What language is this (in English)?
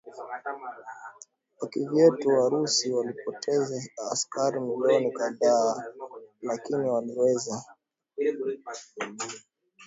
Swahili